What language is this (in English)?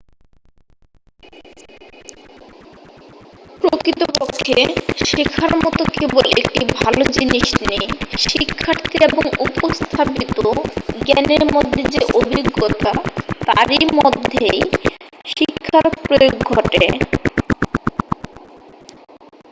Bangla